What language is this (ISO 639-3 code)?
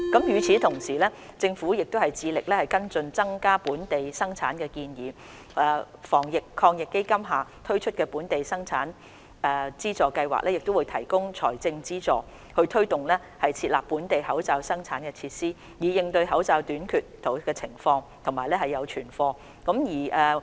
yue